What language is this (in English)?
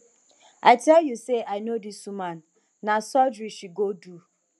Nigerian Pidgin